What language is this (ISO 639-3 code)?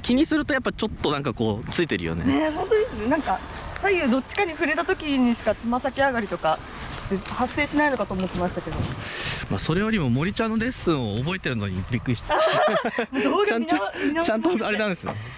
jpn